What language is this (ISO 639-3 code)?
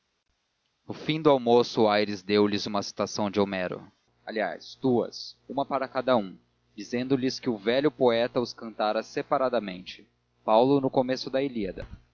por